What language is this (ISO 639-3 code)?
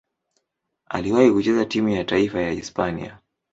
swa